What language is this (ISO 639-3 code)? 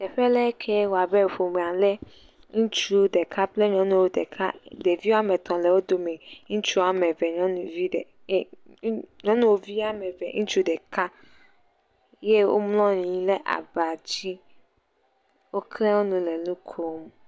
ewe